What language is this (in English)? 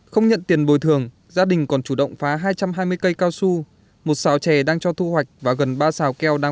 Vietnamese